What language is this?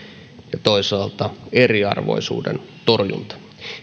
Finnish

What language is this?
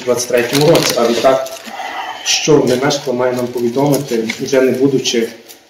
Ukrainian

